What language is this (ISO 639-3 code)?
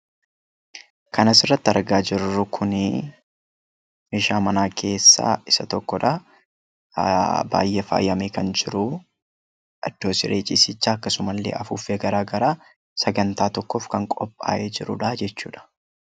orm